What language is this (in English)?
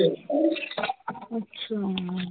Punjabi